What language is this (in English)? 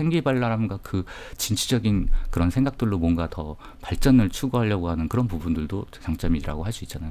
Korean